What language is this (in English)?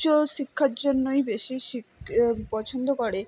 Bangla